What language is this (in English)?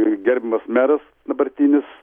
Lithuanian